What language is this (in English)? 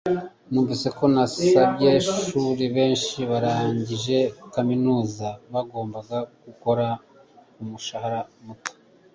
Kinyarwanda